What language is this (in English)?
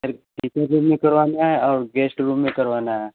Hindi